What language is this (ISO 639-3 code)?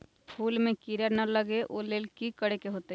mag